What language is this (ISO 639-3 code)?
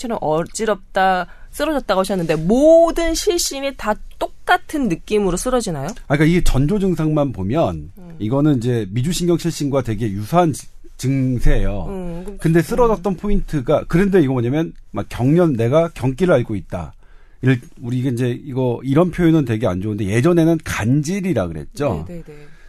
kor